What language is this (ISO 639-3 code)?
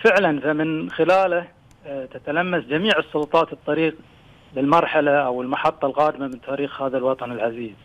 ara